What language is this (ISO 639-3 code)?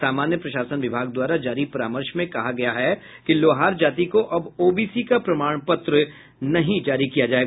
hin